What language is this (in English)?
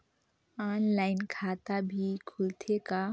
Chhattisgarhi